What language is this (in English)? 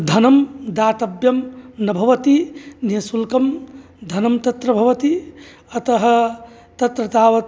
Sanskrit